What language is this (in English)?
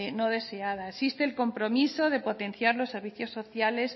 Spanish